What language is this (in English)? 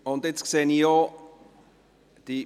Swiss German